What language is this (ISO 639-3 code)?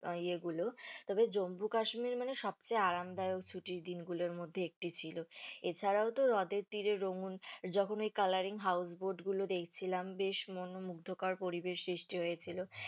ben